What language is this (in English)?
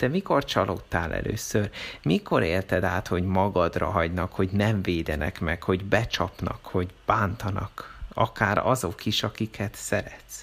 Hungarian